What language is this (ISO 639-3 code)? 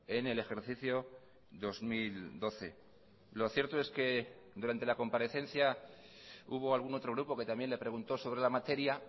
spa